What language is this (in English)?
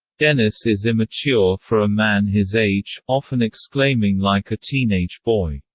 English